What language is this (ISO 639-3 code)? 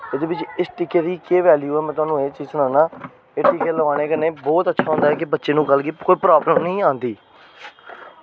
doi